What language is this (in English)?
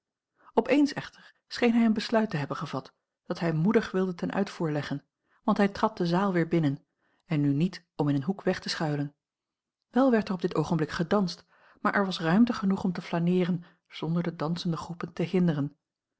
Dutch